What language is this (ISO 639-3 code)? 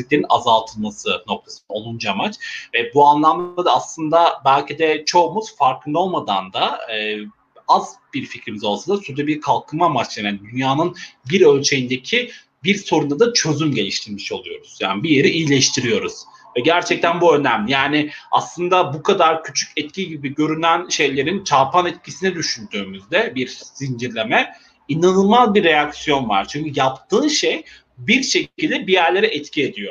tur